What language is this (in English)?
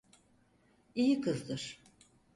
Turkish